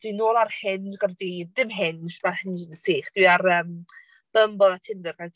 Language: Welsh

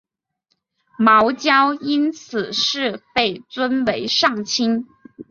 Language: Chinese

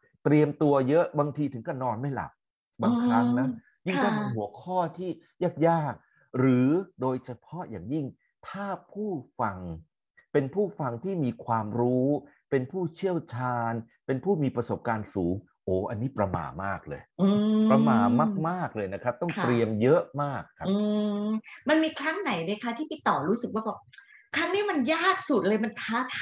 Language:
Thai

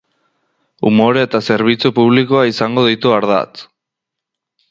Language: Basque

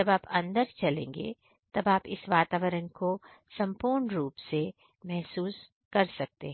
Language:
Hindi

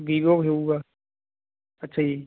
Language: Punjabi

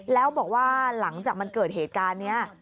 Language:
Thai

